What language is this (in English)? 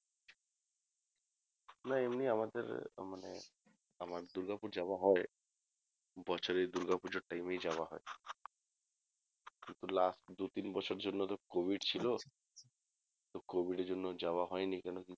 Bangla